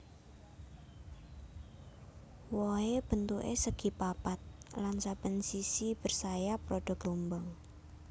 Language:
Javanese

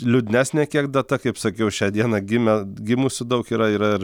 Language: Lithuanian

